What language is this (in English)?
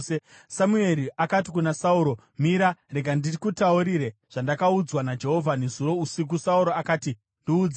Shona